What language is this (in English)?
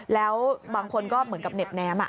Thai